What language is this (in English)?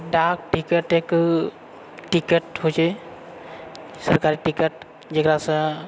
Maithili